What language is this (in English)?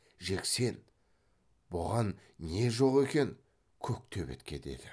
Kazakh